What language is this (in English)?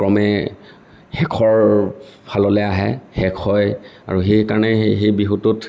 Assamese